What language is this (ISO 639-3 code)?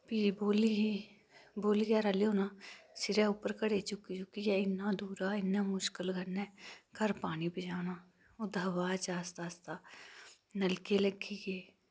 doi